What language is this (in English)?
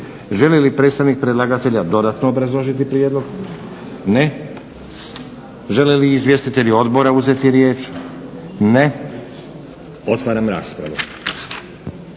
Croatian